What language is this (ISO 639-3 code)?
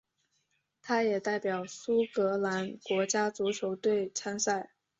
zho